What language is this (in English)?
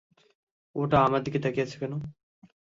Bangla